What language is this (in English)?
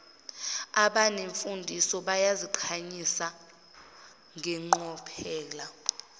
Zulu